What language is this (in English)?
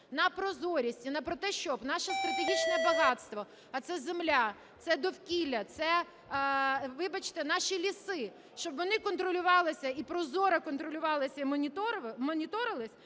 Ukrainian